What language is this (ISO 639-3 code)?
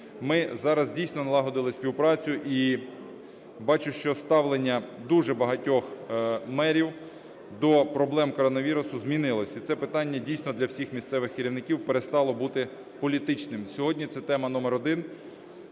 ukr